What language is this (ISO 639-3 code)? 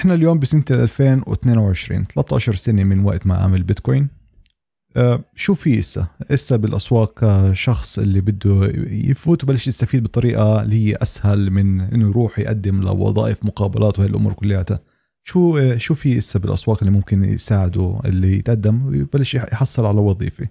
ara